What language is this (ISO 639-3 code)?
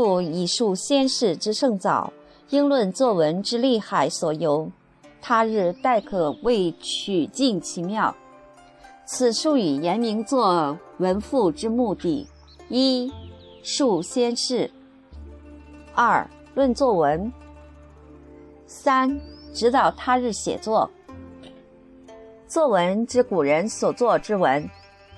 zho